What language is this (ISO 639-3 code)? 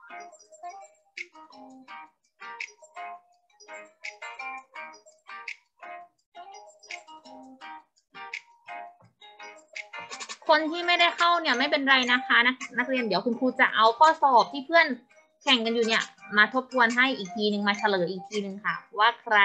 tha